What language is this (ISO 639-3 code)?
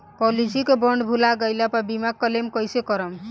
bho